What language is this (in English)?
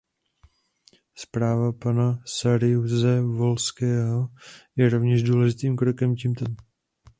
Czech